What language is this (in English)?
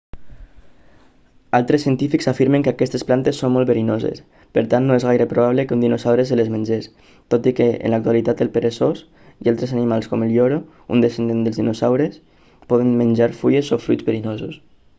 Catalan